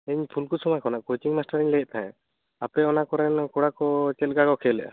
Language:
Santali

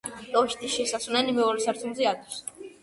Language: Georgian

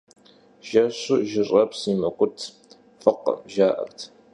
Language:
Kabardian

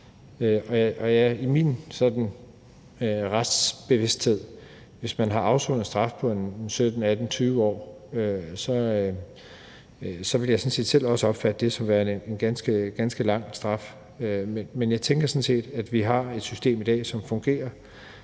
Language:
Danish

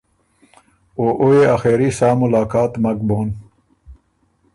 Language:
Ormuri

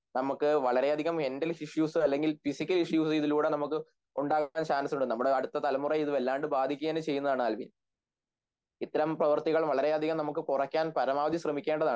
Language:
Malayalam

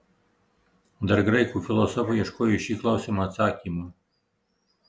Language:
Lithuanian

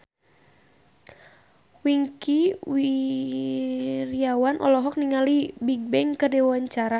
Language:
Sundanese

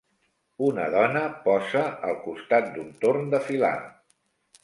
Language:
Catalan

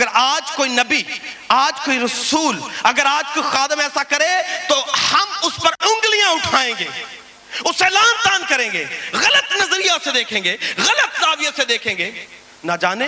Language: Urdu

